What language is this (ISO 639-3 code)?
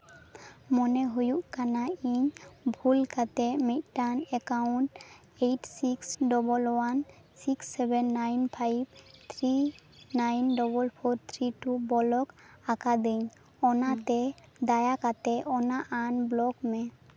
sat